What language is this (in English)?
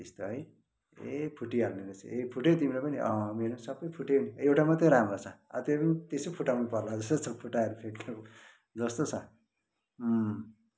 Nepali